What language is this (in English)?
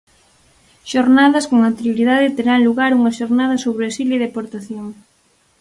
Galician